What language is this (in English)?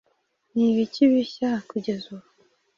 Kinyarwanda